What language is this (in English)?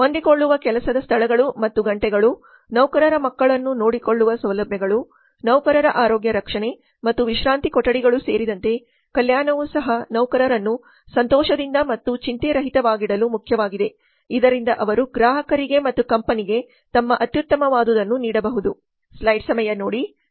Kannada